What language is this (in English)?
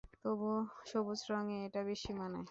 Bangla